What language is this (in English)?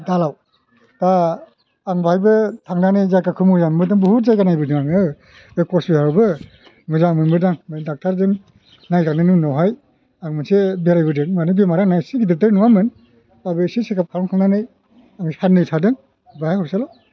Bodo